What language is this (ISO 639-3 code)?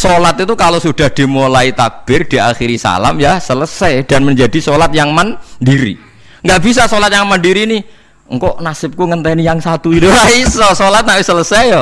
ind